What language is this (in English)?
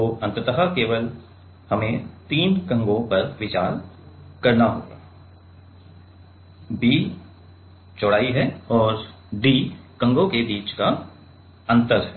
Hindi